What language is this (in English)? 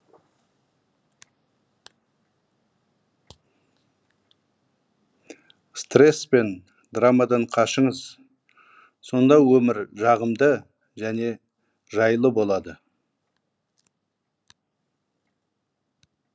Kazakh